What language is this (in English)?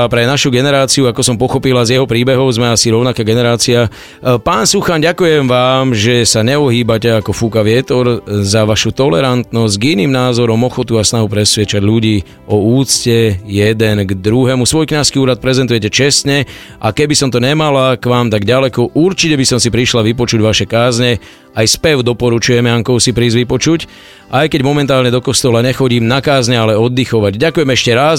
Slovak